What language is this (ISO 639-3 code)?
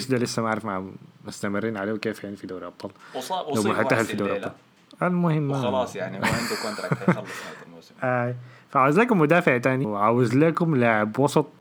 ara